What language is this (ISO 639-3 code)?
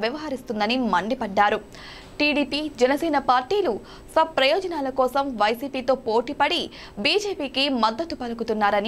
hin